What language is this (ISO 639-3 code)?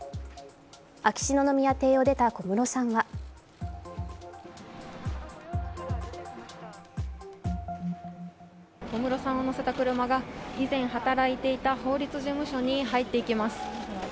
jpn